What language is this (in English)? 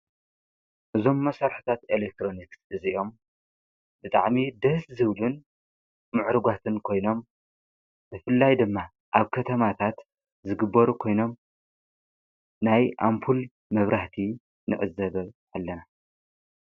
Tigrinya